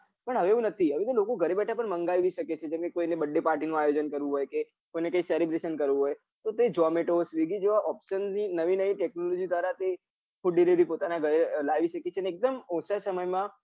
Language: Gujarati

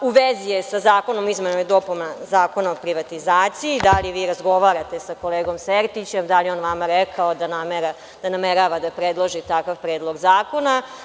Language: Serbian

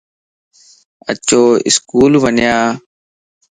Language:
Lasi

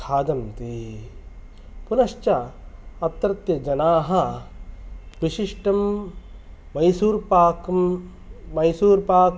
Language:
Sanskrit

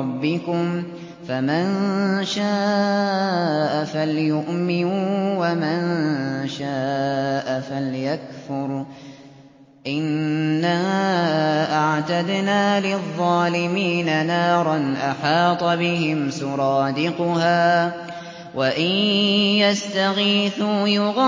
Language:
Arabic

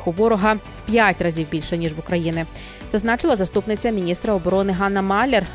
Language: Ukrainian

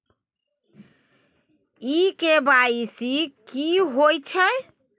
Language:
Maithili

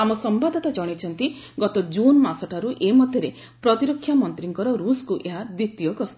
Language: Odia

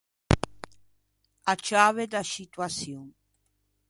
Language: Ligurian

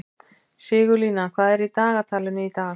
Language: Icelandic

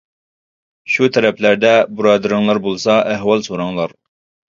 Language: Uyghur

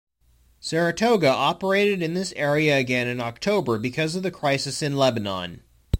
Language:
English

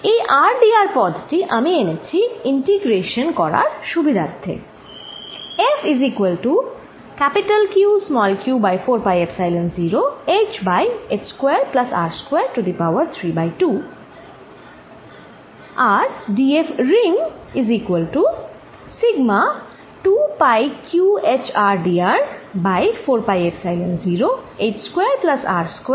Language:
Bangla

